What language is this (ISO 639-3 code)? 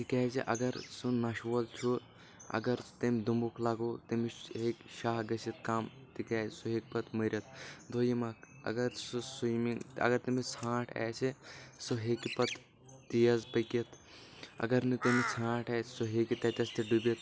kas